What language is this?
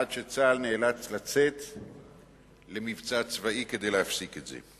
Hebrew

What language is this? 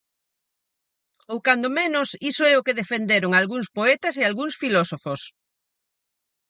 Galician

